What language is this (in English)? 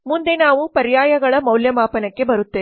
Kannada